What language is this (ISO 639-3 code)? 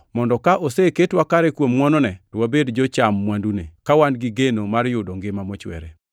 luo